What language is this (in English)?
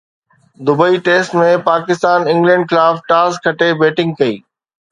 Sindhi